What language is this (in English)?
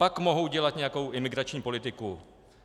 Czech